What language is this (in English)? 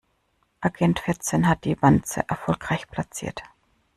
German